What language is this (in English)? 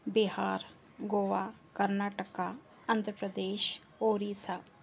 Sindhi